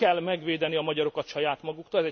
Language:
Hungarian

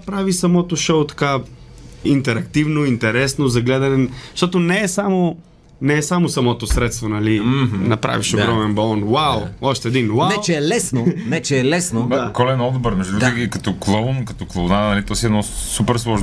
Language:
Bulgarian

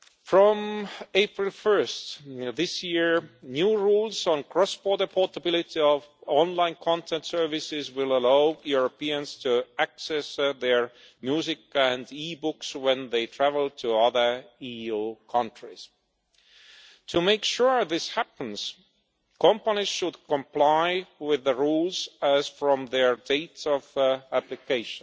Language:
English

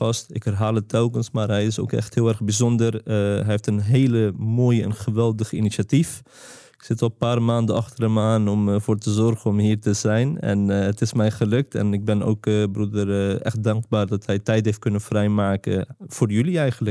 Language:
Dutch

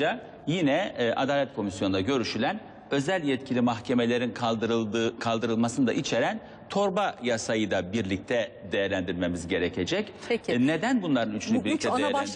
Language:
Turkish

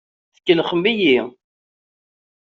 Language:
Kabyle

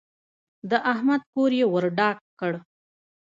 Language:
Pashto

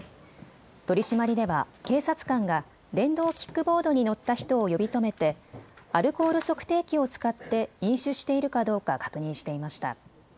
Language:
Japanese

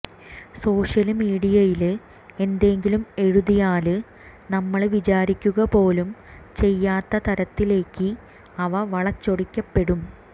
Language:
Malayalam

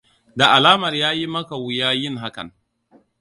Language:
Hausa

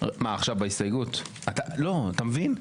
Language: Hebrew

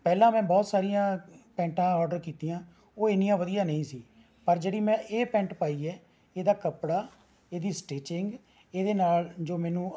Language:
Punjabi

